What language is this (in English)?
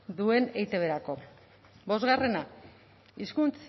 Basque